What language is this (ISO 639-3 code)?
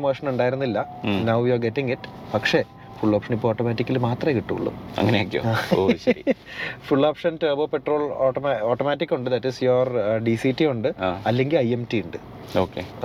mal